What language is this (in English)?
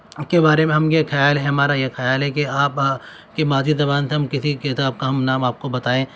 Urdu